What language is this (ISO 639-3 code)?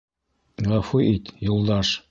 bak